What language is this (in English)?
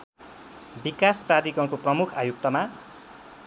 Nepali